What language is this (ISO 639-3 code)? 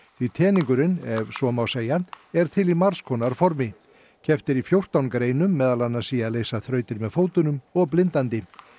isl